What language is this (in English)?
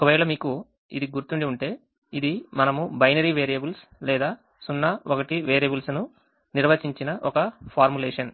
Telugu